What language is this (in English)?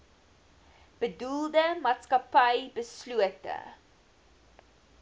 Afrikaans